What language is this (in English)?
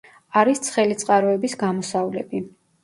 Georgian